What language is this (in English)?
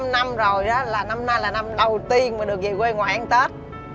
Vietnamese